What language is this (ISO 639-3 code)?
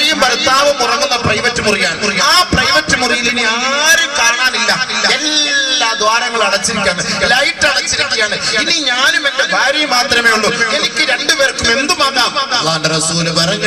ara